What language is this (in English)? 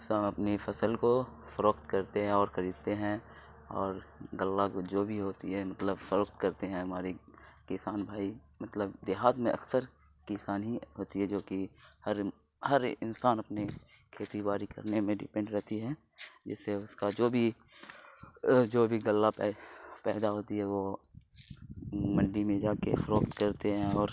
Urdu